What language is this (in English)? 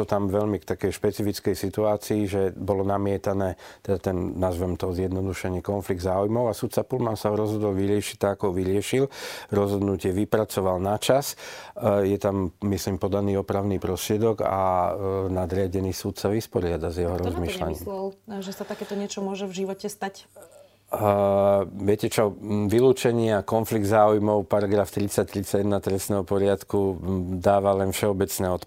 Slovak